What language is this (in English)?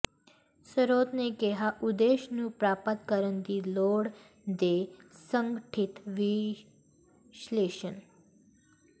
Punjabi